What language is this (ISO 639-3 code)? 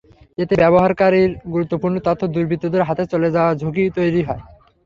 ben